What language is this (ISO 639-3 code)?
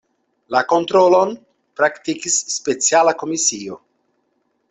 epo